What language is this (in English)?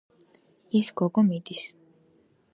Georgian